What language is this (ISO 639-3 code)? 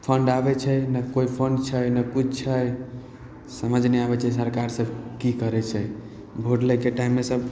mai